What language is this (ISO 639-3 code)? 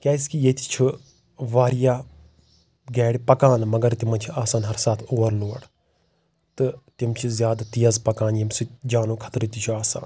kas